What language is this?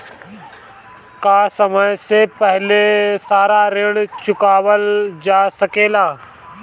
Bhojpuri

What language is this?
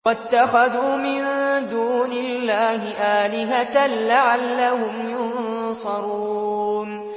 Arabic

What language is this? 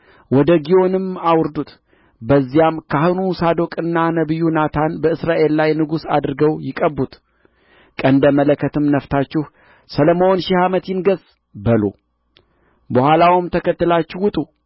Amharic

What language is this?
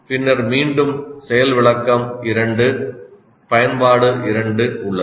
Tamil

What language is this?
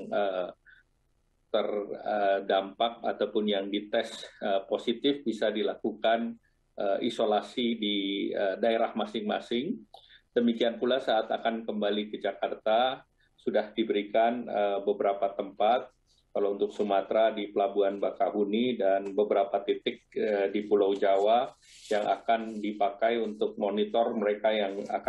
Indonesian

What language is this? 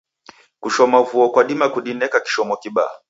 Taita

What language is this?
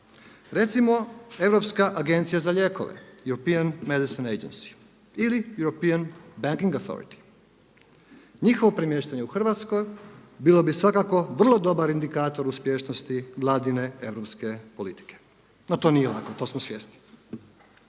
Croatian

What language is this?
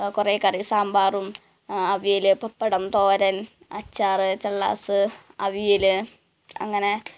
Malayalam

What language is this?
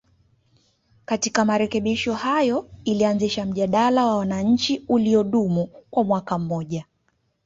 Swahili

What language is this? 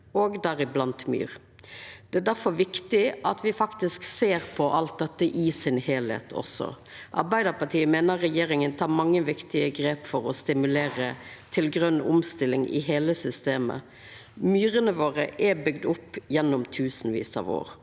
Norwegian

